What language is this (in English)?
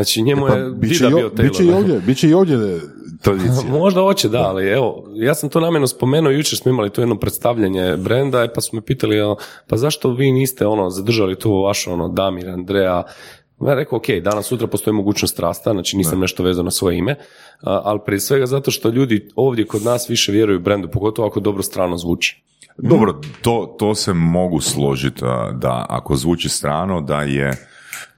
Croatian